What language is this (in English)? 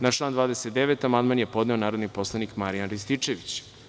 Serbian